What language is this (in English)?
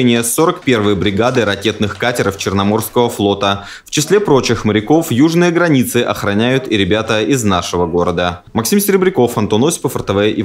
Russian